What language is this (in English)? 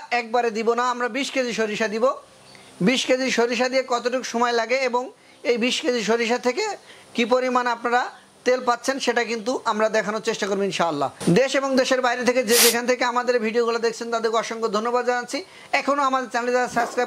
Bangla